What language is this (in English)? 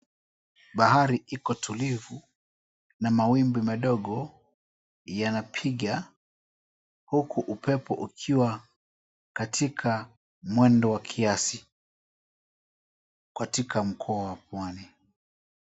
Swahili